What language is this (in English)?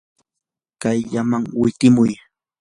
Yanahuanca Pasco Quechua